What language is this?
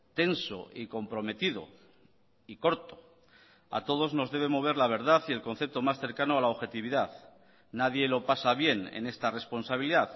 Spanish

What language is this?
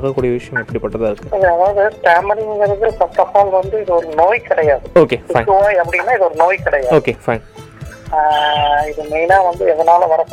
Tamil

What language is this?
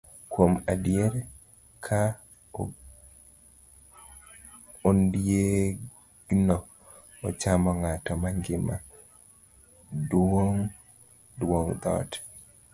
Luo (Kenya and Tanzania)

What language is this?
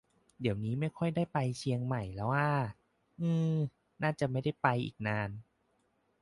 Thai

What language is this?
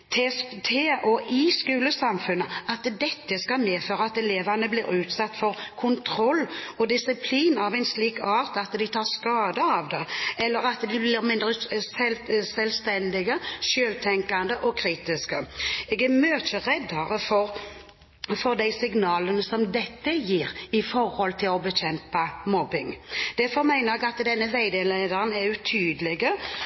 Norwegian Bokmål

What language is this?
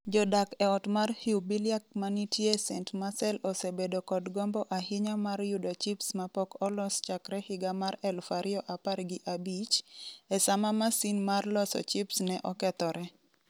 Luo (Kenya and Tanzania)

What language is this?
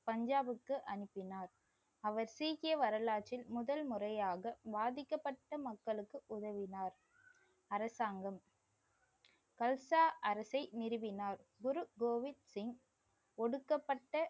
Tamil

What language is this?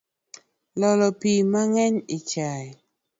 Luo (Kenya and Tanzania)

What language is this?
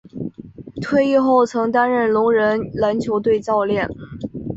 Chinese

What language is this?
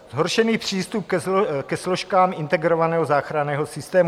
Czech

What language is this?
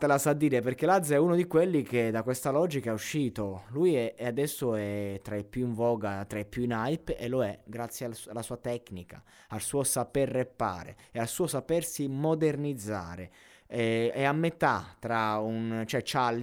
Italian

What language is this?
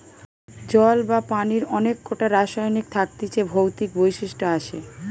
Bangla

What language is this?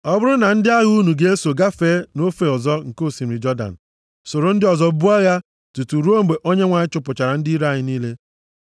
Igbo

